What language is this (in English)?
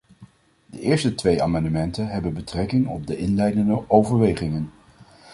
Dutch